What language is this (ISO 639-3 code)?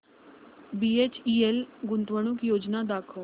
mar